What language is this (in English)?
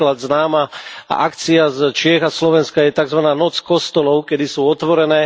Slovak